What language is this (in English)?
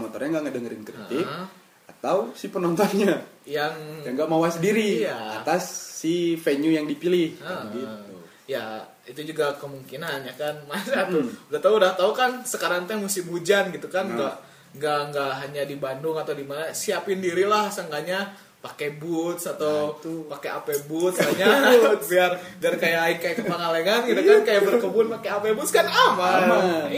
Indonesian